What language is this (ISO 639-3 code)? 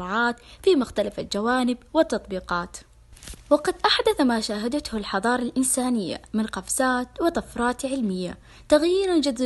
ara